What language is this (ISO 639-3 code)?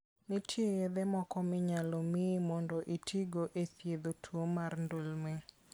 luo